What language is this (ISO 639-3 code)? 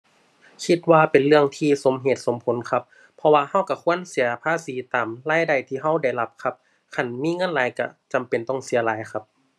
tha